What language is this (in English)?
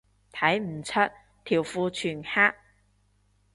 Cantonese